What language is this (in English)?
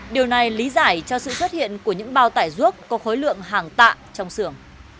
Vietnamese